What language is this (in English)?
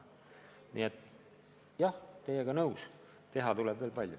Estonian